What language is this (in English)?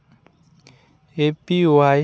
Santali